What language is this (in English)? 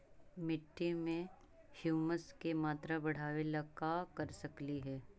Magahi